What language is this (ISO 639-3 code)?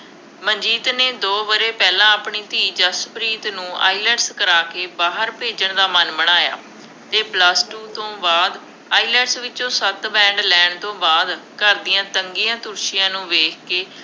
pan